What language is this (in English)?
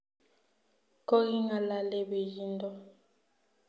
Kalenjin